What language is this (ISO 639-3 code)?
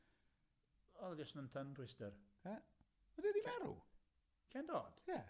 cym